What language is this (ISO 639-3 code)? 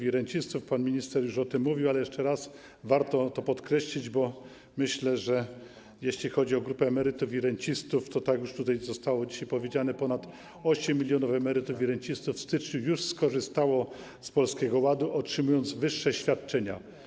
pol